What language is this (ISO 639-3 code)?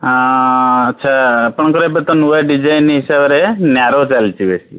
ori